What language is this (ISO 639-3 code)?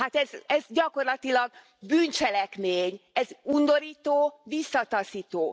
hun